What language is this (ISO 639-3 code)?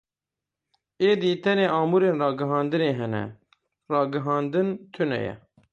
kur